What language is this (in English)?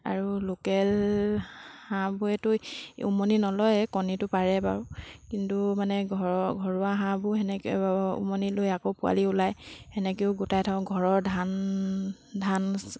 Assamese